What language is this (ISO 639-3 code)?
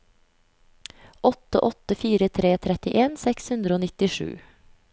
nor